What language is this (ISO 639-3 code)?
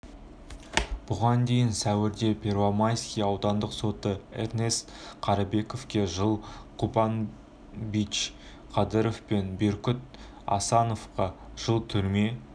kaz